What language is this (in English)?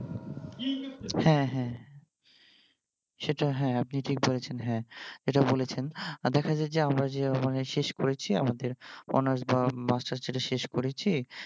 Bangla